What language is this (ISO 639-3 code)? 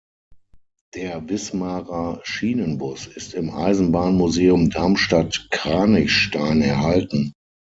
deu